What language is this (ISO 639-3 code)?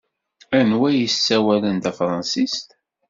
kab